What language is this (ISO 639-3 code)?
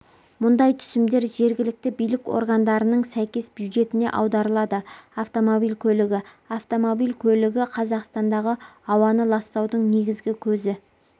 kaz